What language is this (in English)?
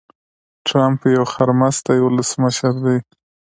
Pashto